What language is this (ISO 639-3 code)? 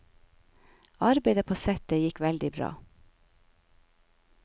nor